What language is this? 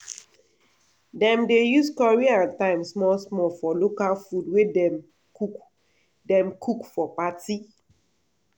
Nigerian Pidgin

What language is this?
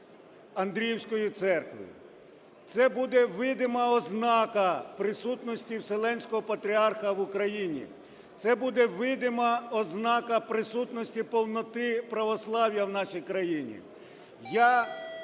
Ukrainian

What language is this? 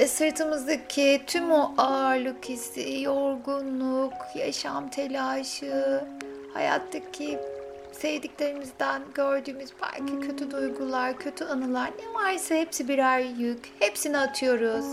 Turkish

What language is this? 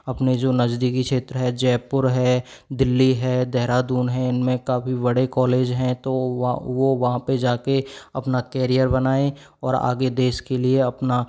Hindi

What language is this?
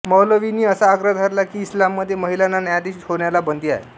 Marathi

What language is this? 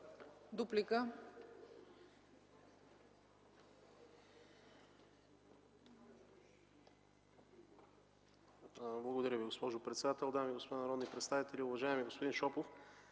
Bulgarian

